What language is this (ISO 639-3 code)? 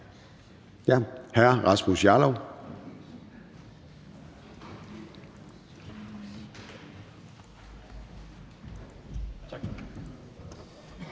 dan